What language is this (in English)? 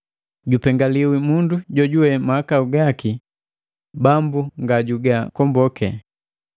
Matengo